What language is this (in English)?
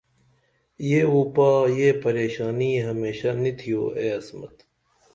Dameli